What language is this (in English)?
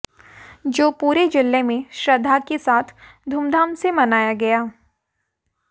Hindi